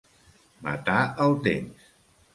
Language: Catalan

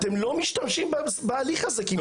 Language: Hebrew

